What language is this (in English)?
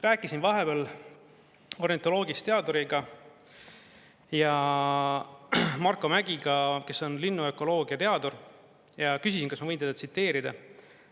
Estonian